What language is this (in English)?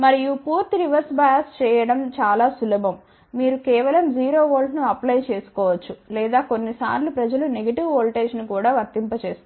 Telugu